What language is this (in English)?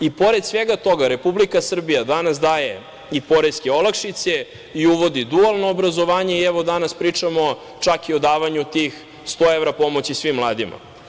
Serbian